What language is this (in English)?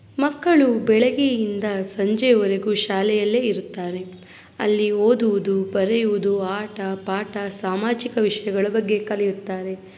Kannada